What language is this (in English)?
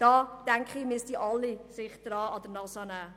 Swiss German